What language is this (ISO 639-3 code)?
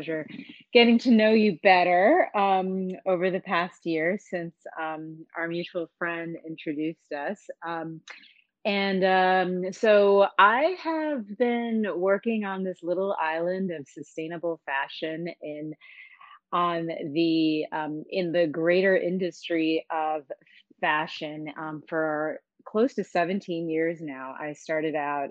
eng